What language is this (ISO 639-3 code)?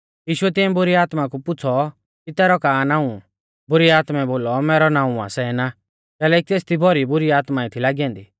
bfz